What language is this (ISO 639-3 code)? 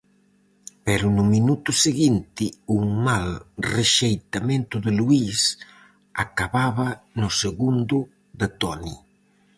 glg